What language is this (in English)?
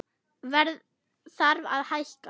Icelandic